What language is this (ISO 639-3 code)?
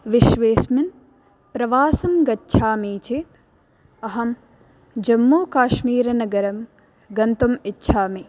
san